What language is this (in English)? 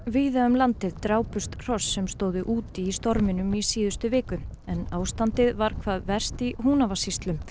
Icelandic